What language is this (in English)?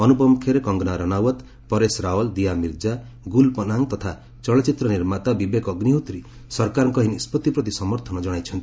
Odia